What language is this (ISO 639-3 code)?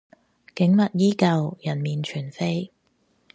yue